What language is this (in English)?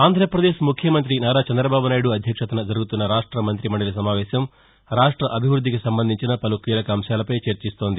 Telugu